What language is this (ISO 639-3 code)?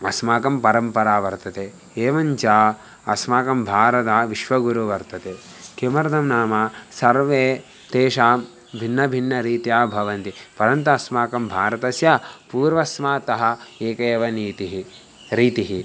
san